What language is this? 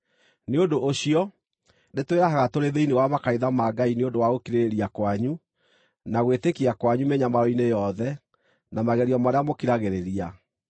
Kikuyu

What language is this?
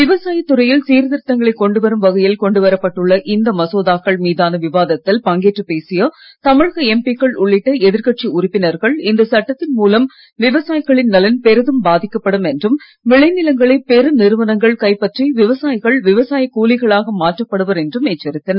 Tamil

